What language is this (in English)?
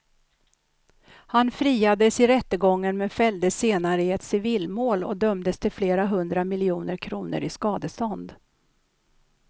Swedish